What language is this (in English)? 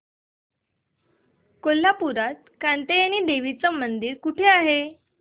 Marathi